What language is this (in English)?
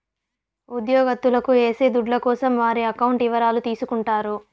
Telugu